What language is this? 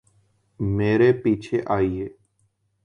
Urdu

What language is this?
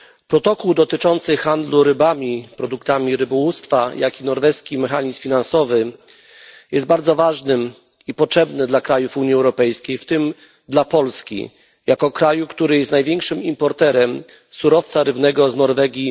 Polish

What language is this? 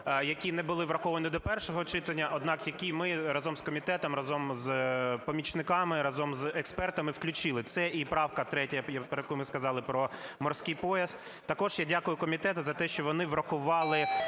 Ukrainian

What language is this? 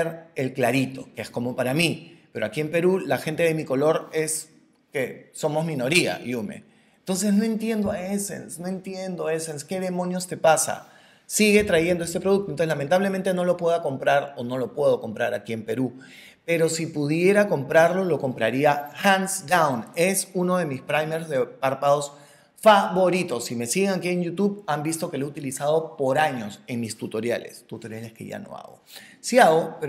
Spanish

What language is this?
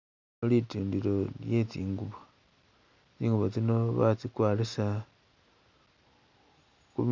Masaaba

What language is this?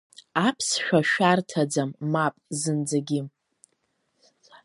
Abkhazian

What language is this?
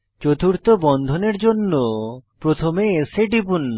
Bangla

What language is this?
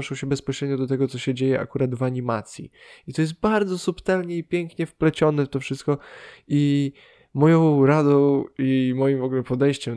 Polish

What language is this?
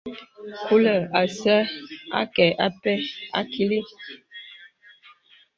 Bebele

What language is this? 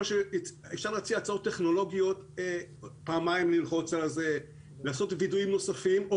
Hebrew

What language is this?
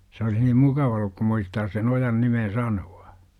Finnish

